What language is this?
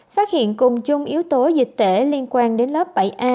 Vietnamese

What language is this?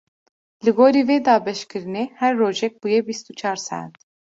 Kurdish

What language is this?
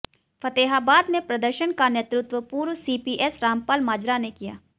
Hindi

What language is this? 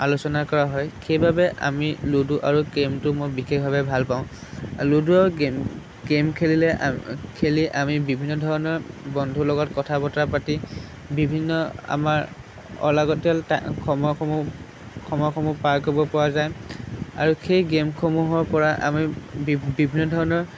Assamese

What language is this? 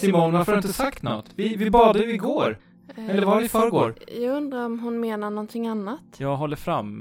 Swedish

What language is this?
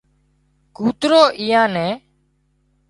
Wadiyara Koli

